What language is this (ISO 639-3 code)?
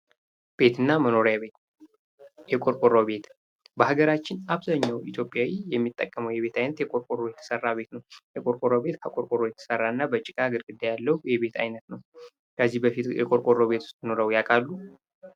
amh